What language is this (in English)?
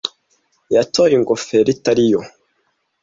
Kinyarwanda